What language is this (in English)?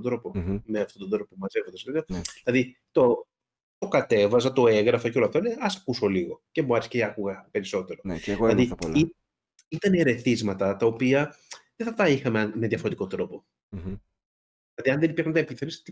Greek